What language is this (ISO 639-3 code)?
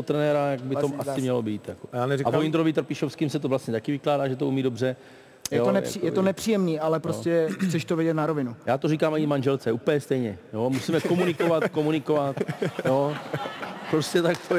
ces